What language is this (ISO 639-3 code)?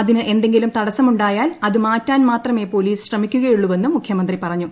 mal